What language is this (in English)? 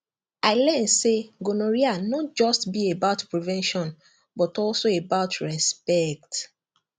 Nigerian Pidgin